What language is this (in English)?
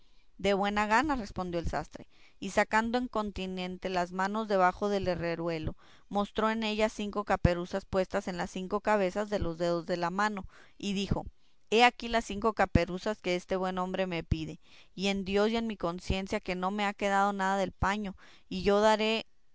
Spanish